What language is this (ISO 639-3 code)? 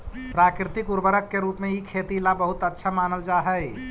mag